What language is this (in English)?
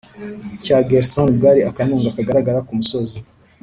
Kinyarwanda